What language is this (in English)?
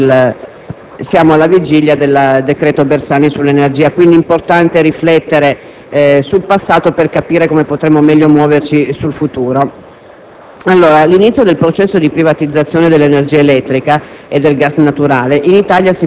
Italian